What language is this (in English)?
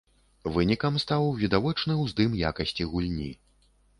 Belarusian